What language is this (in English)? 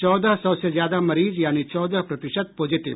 Hindi